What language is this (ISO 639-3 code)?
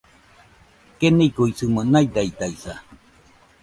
hux